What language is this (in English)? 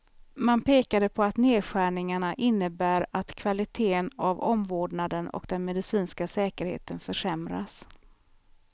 Swedish